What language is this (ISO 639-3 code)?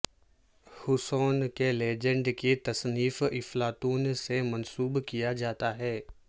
urd